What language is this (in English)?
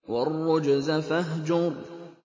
Arabic